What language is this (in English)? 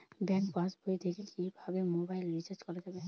Bangla